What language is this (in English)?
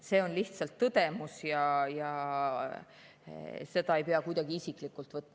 Estonian